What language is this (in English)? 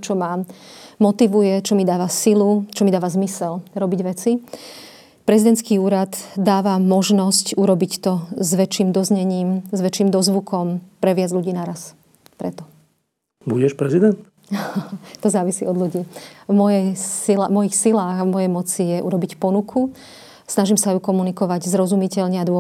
Slovak